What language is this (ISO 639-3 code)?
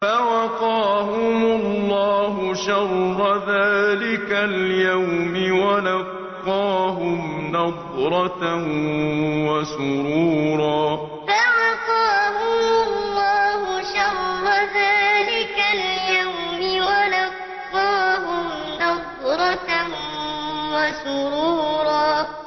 ara